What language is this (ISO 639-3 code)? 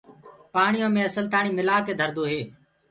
ggg